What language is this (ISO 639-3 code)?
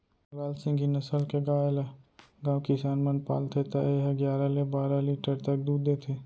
hne